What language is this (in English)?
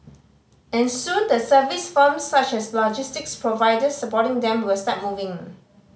English